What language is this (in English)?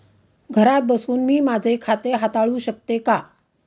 Marathi